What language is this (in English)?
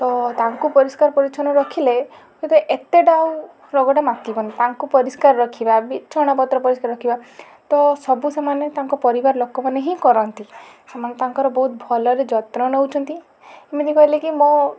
Odia